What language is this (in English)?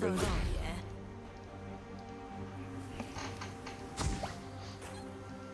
Polish